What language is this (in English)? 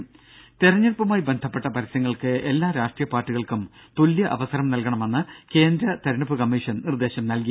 Malayalam